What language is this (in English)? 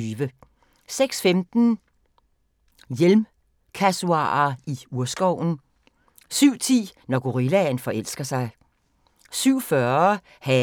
Danish